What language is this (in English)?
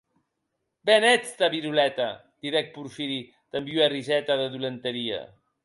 Occitan